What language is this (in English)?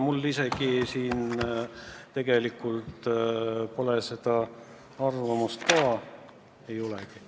Estonian